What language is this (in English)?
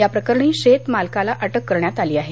Marathi